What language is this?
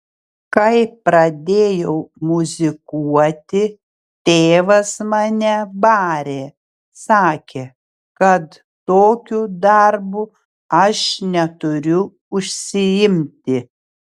Lithuanian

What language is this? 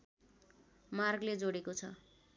Nepali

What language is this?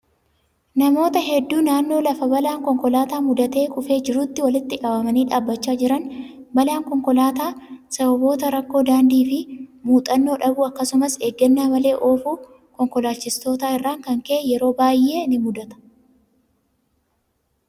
Oromo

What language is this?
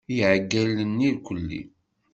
Kabyle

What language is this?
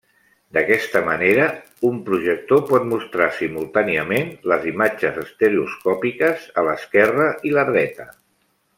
Catalan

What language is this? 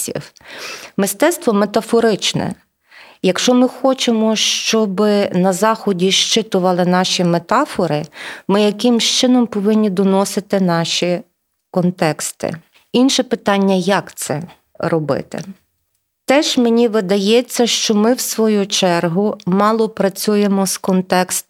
Ukrainian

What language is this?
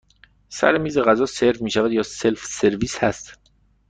Persian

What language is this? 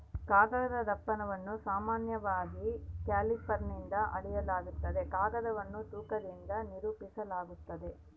Kannada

